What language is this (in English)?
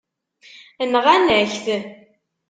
Kabyle